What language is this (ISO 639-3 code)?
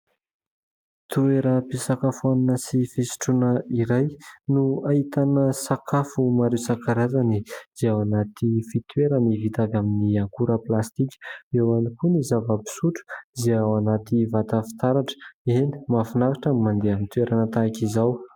mlg